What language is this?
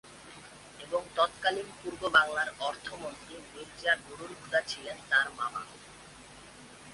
Bangla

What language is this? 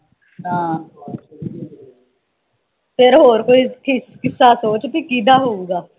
Punjabi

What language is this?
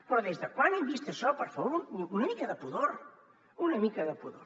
Catalan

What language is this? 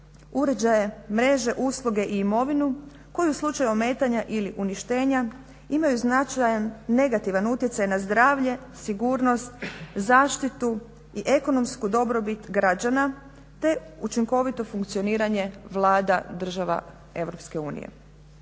Croatian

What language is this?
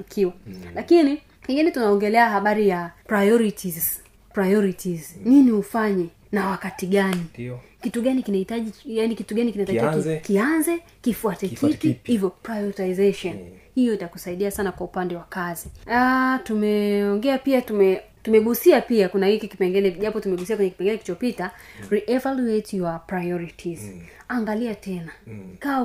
Swahili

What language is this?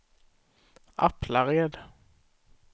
Swedish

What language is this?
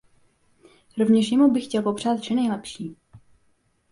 Czech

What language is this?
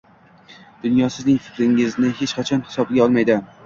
Uzbek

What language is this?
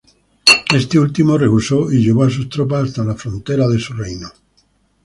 Spanish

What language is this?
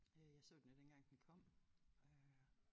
Danish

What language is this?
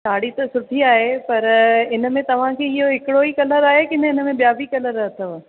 Sindhi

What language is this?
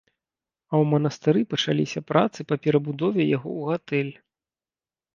Belarusian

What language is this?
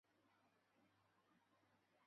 Chinese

